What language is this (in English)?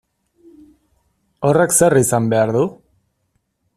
Basque